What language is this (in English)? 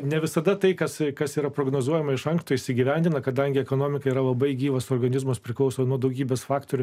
Lithuanian